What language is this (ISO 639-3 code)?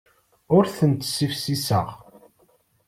kab